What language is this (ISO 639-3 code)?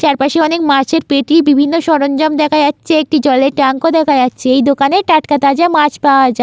ben